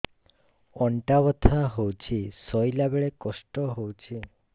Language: Odia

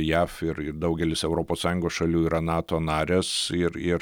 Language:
Lithuanian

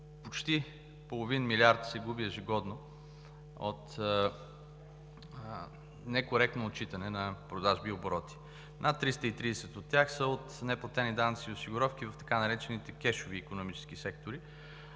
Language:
Bulgarian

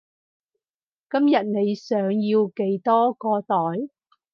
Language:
Cantonese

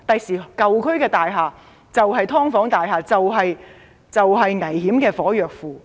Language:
Cantonese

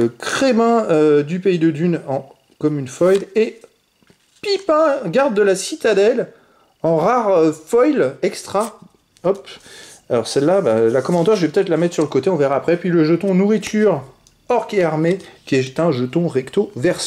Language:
French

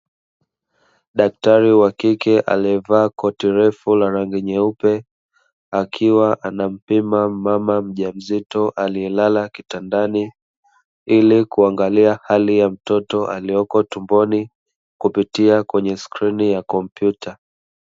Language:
Swahili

